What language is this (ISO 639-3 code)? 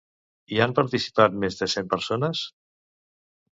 cat